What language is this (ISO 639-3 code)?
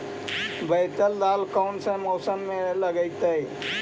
mag